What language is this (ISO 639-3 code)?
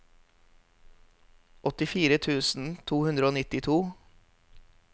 nor